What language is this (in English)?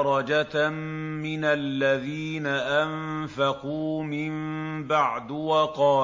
Arabic